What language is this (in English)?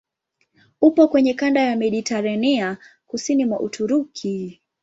Swahili